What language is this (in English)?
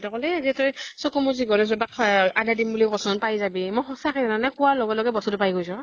Assamese